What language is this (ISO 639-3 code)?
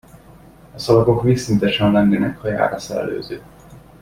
hun